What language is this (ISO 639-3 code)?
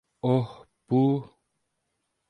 tur